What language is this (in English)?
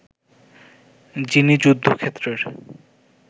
Bangla